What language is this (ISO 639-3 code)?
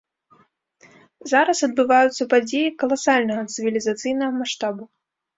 bel